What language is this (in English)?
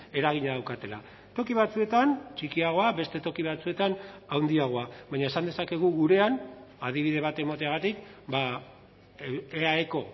Basque